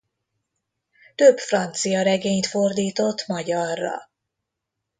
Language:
Hungarian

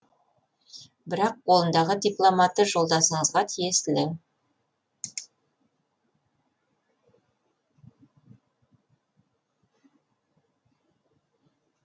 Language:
Kazakh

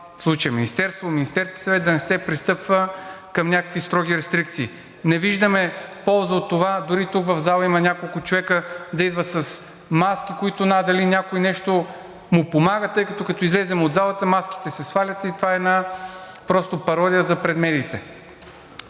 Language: Bulgarian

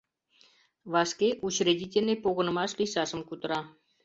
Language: Mari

